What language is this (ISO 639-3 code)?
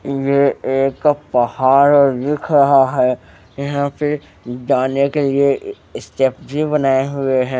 hin